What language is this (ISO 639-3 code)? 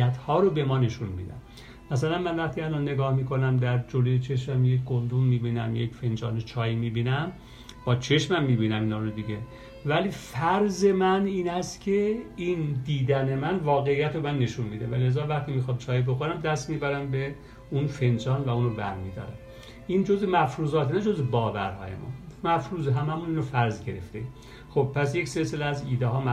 fas